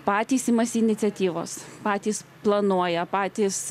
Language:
Lithuanian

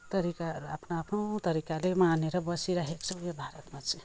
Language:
Nepali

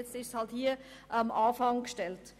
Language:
Swiss German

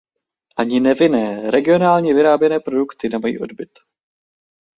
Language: Czech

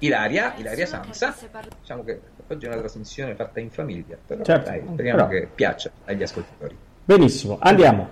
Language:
Italian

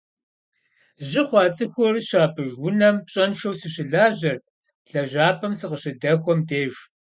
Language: Kabardian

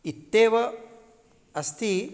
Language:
Sanskrit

